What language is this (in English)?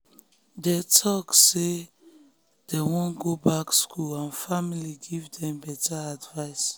Nigerian Pidgin